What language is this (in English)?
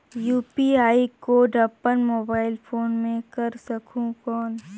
Chhattisgarhi